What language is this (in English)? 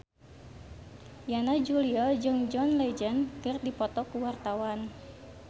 Sundanese